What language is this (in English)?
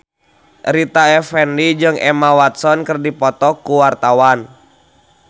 Sundanese